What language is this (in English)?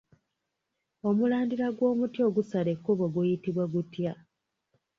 Ganda